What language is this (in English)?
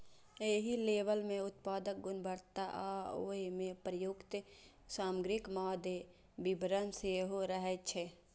Maithili